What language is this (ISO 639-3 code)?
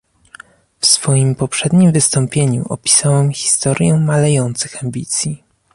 pol